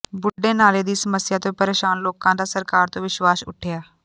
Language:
Punjabi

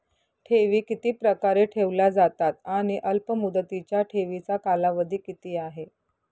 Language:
Marathi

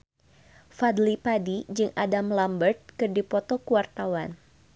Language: Sundanese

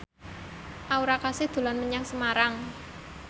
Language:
Javanese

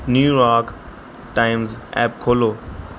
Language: Punjabi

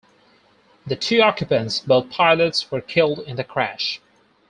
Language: English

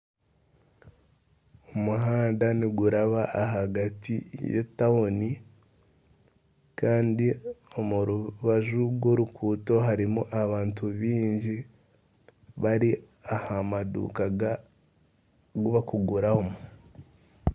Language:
Nyankole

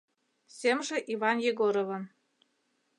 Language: Mari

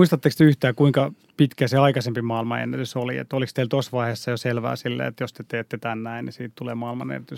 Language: Finnish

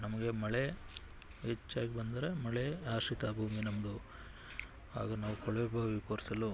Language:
Kannada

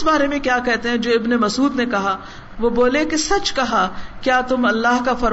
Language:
Urdu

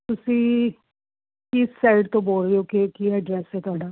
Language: Punjabi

